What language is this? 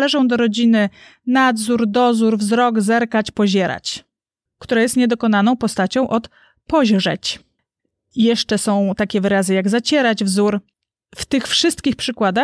Polish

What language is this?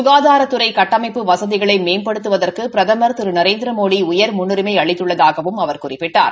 Tamil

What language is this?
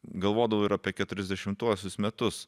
Lithuanian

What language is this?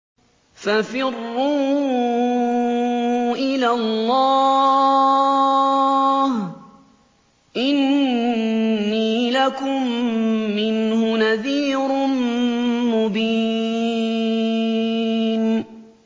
Arabic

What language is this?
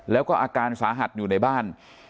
Thai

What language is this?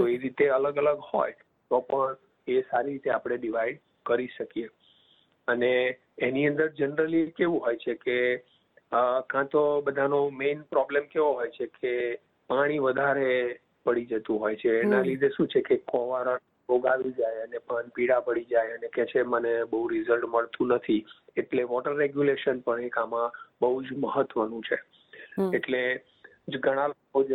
Gujarati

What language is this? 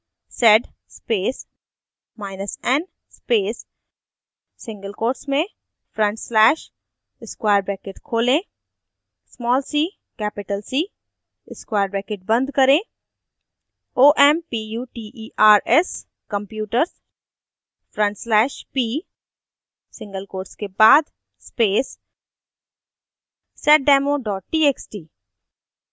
Hindi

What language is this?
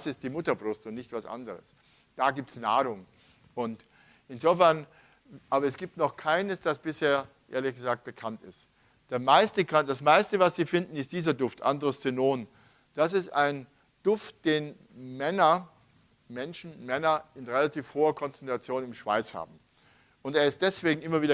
German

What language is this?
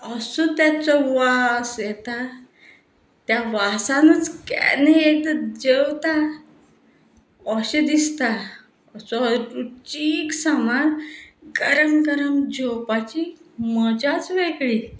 Konkani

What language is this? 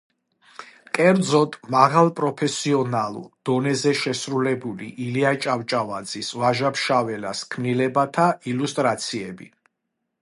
Georgian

